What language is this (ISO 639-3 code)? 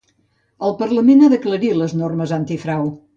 cat